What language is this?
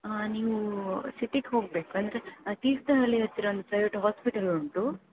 Kannada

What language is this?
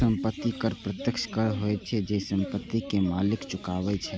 Maithili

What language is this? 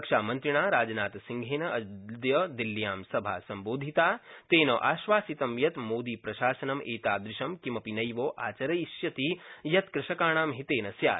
Sanskrit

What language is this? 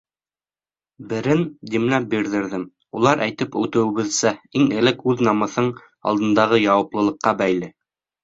Bashkir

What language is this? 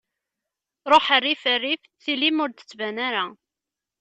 Kabyle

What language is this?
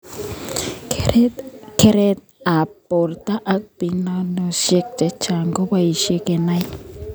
Kalenjin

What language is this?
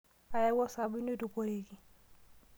Masai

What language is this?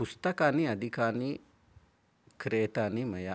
Sanskrit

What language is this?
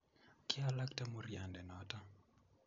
Kalenjin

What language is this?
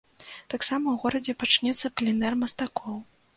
Belarusian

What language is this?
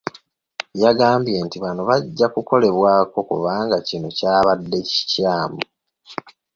Ganda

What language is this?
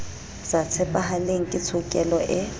Southern Sotho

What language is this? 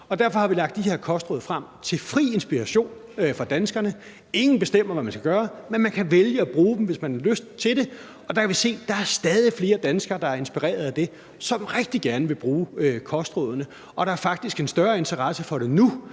Danish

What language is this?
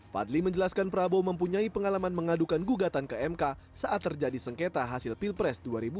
Indonesian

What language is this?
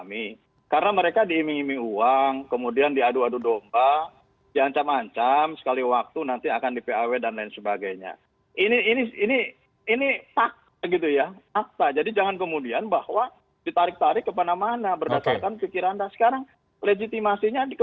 Indonesian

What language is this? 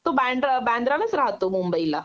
Marathi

